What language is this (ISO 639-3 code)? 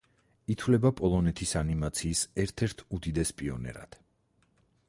kat